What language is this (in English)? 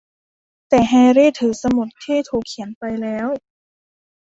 Thai